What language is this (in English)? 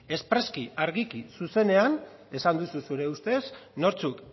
Basque